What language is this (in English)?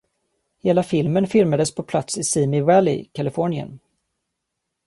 Swedish